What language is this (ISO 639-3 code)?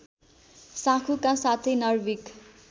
nep